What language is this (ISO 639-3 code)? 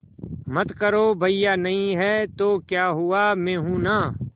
hin